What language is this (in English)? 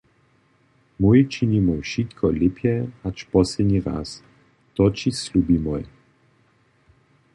Upper Sorbian